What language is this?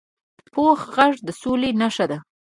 Pashto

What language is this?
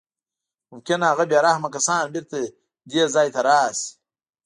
Pashto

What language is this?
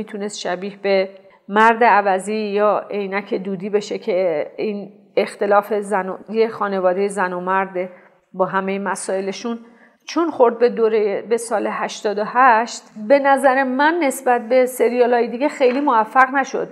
Persian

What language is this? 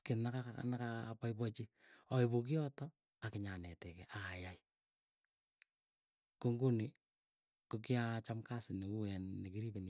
Keiyo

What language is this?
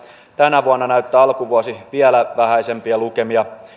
Finnish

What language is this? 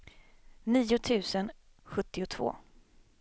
Swedish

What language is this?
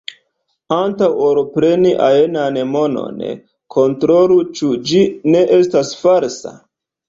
Esperanto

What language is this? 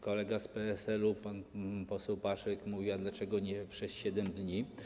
Polish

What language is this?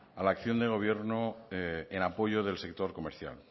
Spanish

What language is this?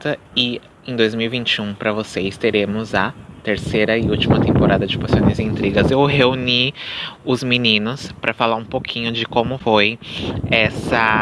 Portuguese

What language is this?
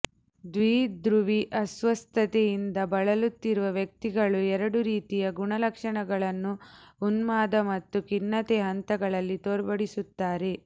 Kannada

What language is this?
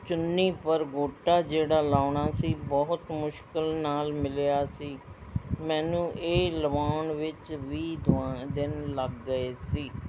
Punjabi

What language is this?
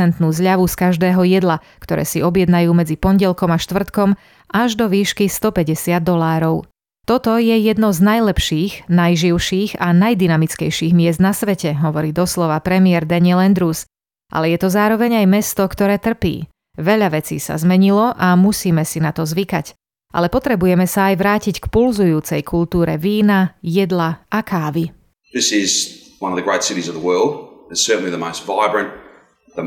Slovak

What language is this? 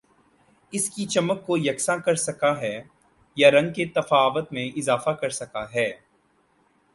Urdu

